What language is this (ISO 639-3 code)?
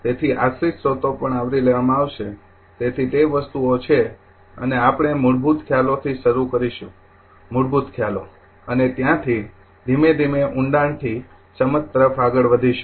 guj